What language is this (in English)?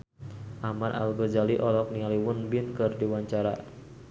Sundanese